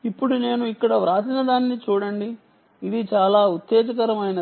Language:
Telugu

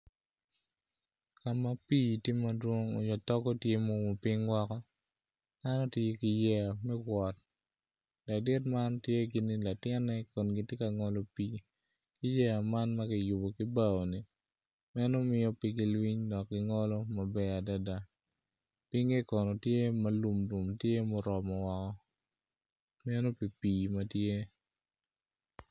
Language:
Acoli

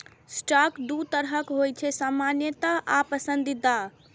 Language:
Maithili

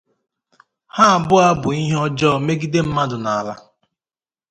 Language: Igbo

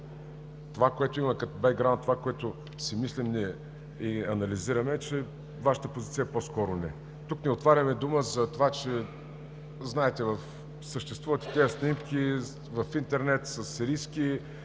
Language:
Bulgarian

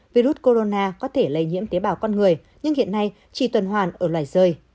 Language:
Vietnamese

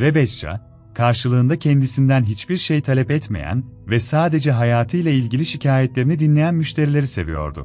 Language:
Turkish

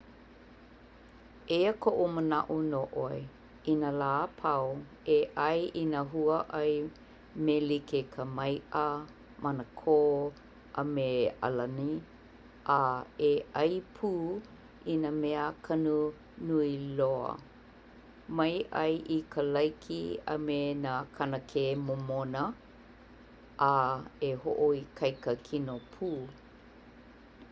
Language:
Hawaiian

